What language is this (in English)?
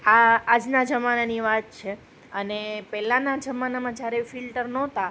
Gujarati